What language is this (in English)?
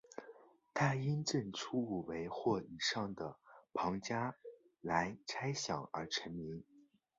Chinese